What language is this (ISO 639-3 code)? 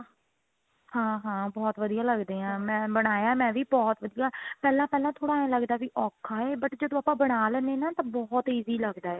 pan